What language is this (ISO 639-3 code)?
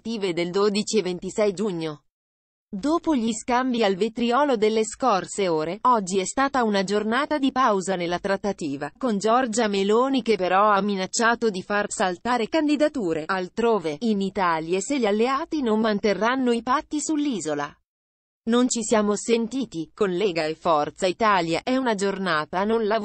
ita